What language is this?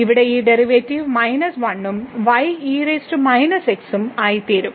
Malayalam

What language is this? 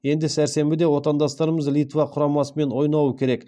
Kazakh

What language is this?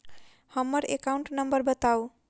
Maithili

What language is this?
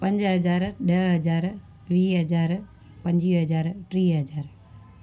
Sindhi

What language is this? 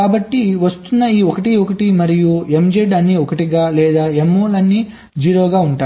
Telugu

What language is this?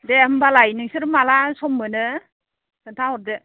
Bodo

